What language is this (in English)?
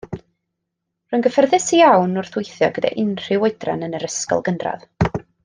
Welsh